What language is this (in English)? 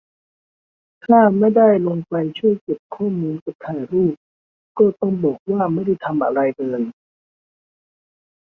Thai